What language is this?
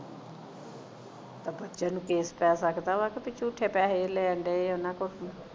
Punjabi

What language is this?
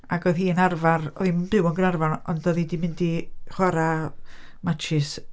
Welsh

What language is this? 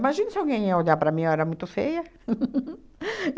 Portuguese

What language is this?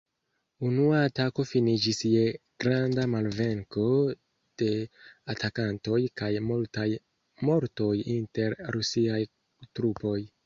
Esperanto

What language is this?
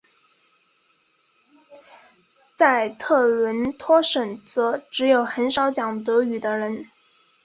Chinese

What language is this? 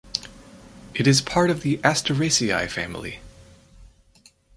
English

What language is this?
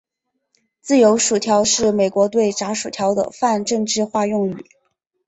Chinese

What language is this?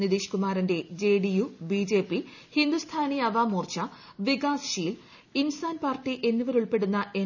Malayalam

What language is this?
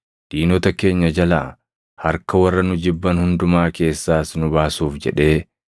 Oromo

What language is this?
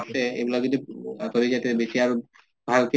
Assamese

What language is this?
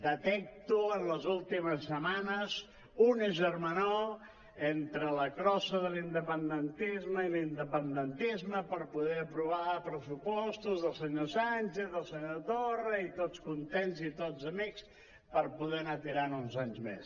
Catalan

